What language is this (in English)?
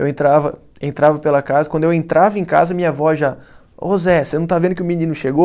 Portuguese